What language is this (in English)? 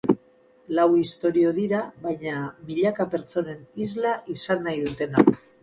Basque